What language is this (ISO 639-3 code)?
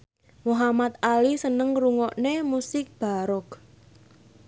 jav